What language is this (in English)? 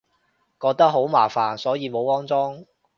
Cantonese